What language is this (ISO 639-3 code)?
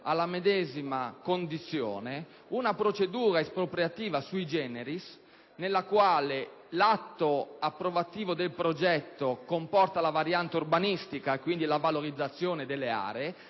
ita